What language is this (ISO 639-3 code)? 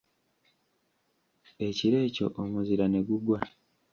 lug